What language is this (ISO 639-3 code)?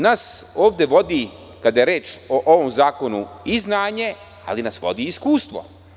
srp